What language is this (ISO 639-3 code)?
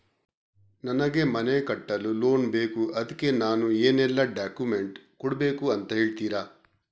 kan